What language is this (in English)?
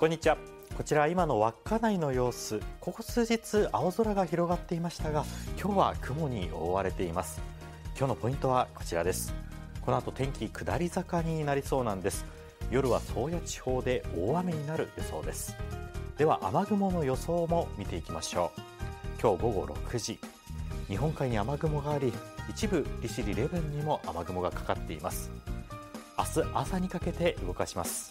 Japanese